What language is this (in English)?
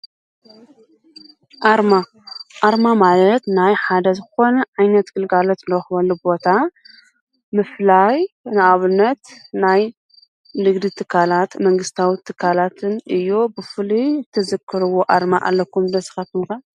Tigrinya